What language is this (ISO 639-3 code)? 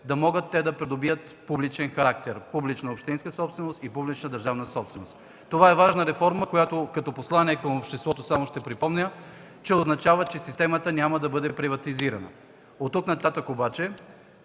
bul